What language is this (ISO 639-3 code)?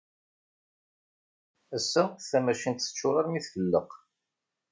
kab